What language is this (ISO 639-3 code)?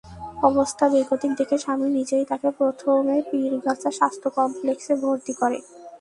ben